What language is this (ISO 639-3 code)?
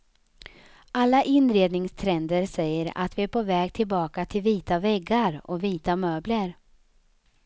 swe